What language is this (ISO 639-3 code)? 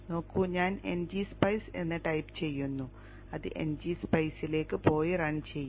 mal